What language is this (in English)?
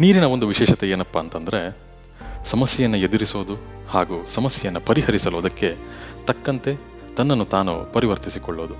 Kannada